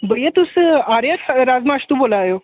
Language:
Dogri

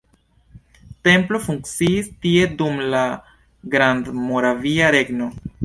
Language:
Esperanto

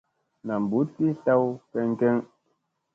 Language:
Musey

